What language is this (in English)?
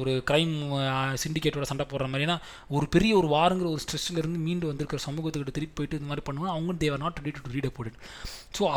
Tamil